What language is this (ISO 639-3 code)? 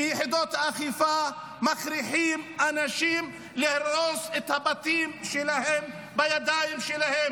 heb